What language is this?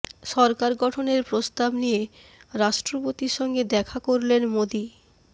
Bangla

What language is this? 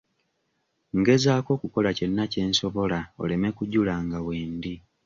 Ganda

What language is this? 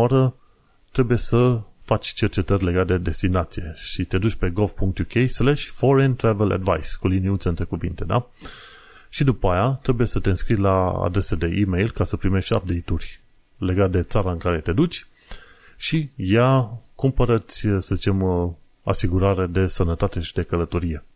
Romanian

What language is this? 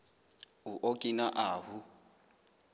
Southern Sotho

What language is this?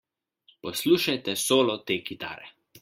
Slovenian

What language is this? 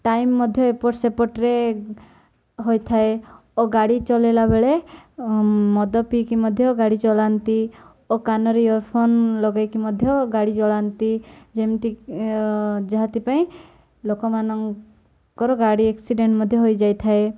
Odia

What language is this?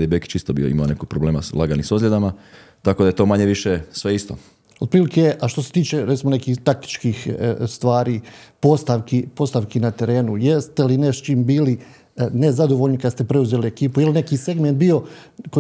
Croatian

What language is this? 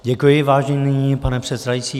Czech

